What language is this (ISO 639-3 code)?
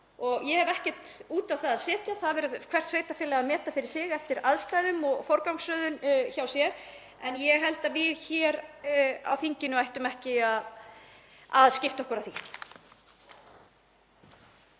isl